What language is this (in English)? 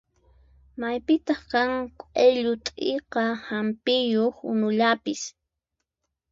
Puno Quechua